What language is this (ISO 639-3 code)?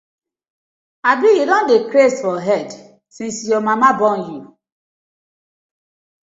pcm